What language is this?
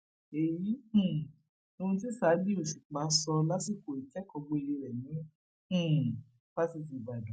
Yoruba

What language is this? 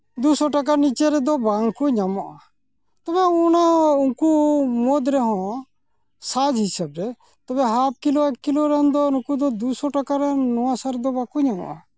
Santali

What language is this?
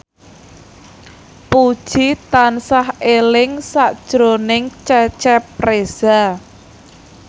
Javanese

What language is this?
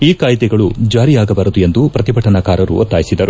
Kannada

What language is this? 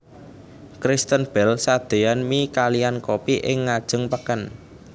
Javanese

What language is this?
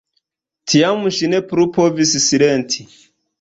Esperanto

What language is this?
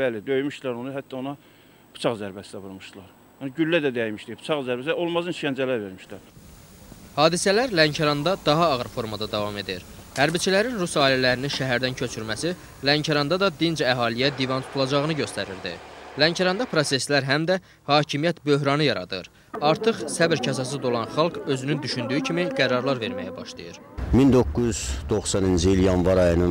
Turkish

